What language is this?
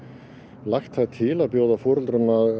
Icelandic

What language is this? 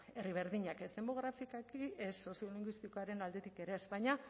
Basque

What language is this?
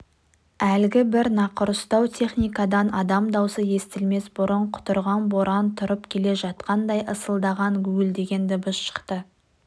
Kazakh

